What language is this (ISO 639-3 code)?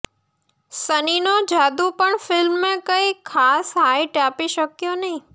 guj